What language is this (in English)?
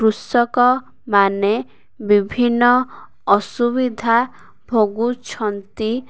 Odia